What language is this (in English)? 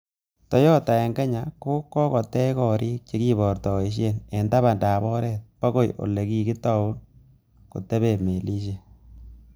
Kalenjin